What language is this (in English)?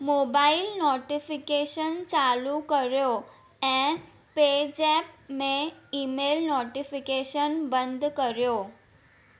Sindhi